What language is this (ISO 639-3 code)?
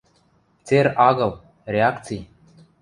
mrj